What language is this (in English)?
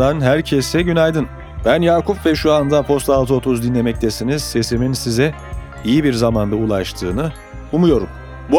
Turkish